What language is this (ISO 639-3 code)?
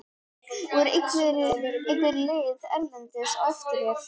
isl